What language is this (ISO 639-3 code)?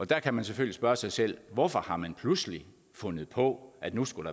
dan